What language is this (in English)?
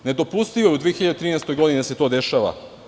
Serbian